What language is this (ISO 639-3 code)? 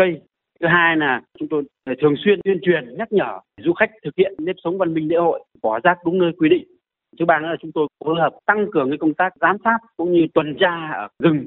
vie